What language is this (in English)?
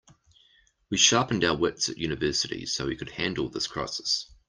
English